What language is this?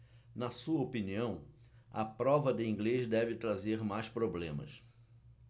Portuguese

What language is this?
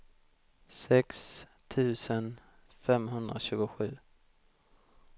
Swedish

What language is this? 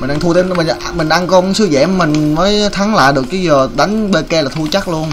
Vietnamese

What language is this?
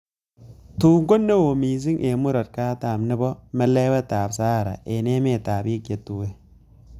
Kalenjin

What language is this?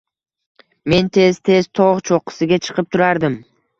Uzbek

